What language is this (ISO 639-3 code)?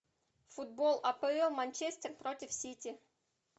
rus